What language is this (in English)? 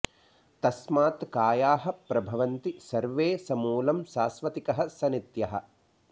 Sanskrit